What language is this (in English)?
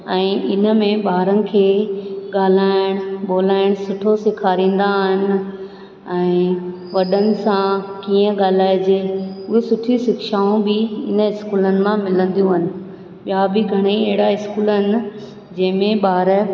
Sindhi